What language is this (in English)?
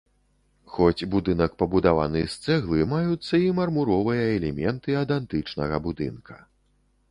Belarusian